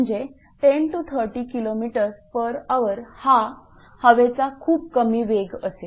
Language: Marathi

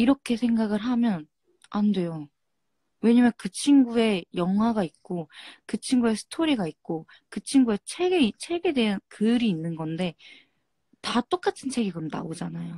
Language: Korean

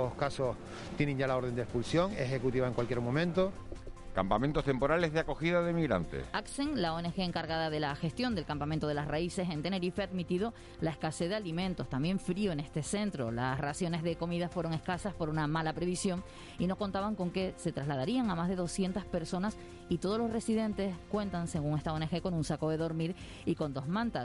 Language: Spanish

